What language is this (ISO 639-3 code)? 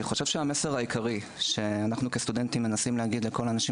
heb